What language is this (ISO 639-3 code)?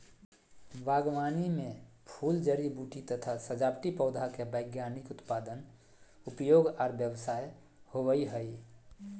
mag